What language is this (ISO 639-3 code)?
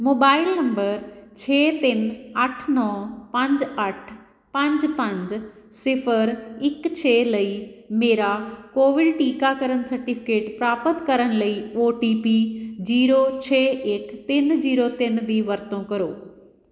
pan